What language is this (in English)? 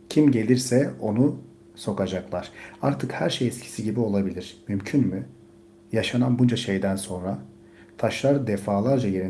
Turkish